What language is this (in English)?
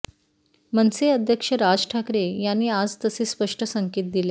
Marathi